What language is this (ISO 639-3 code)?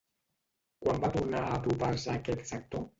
cat